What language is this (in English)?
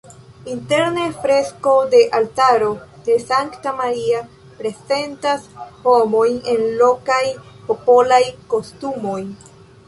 Esperanto